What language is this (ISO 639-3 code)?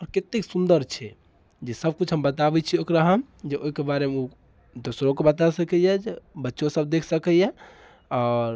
mai